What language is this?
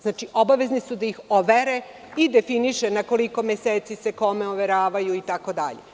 Serbian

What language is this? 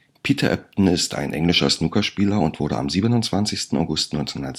German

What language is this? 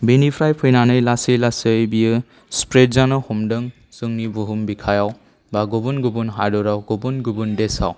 Bodo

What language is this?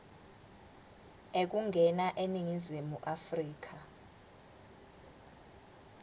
Swati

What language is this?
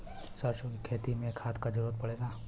Bhojpuri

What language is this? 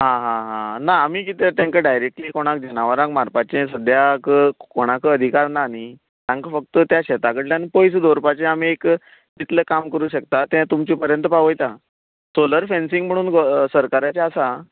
Konkani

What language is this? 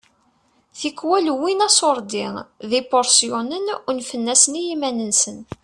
Kabyle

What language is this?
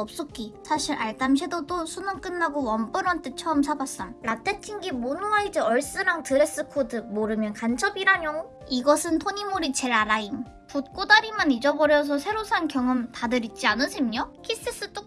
Korean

